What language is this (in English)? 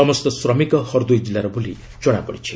Odia